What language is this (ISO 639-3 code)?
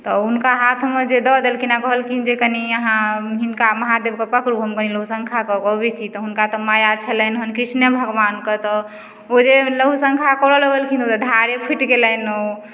mai